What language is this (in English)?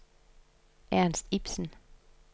Danish